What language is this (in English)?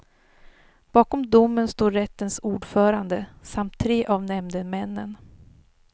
Swedish